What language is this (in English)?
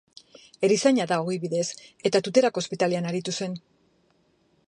Basque